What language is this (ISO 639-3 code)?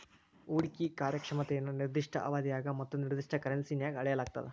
kan